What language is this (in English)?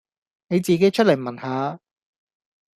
Cantonese